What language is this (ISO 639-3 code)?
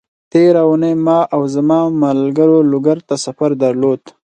pus